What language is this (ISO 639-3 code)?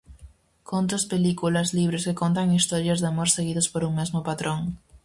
glg